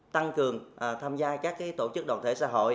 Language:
Vietnamese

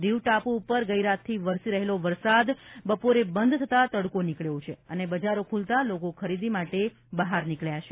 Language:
Gujarati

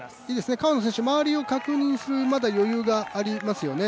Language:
Japanese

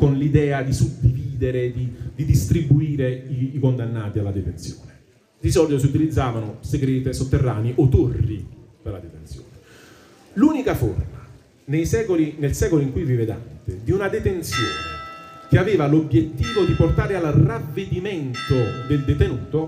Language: Italian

